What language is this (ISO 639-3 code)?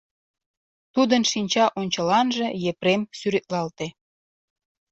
chm